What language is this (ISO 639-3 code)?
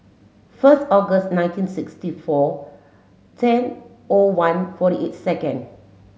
eng